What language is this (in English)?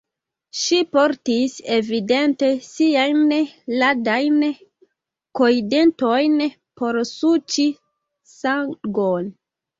Esperanto